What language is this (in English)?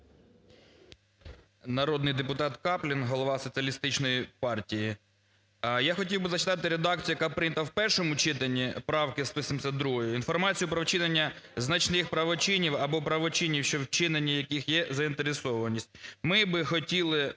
Ukrainian